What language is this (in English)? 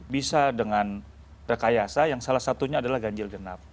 Indonesian